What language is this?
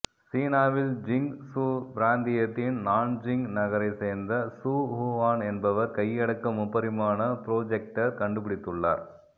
Tamil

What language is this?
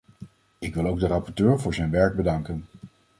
Dutch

